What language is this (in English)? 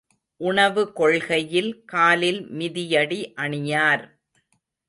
Tamil